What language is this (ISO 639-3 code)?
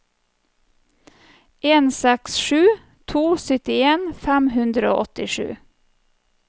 nor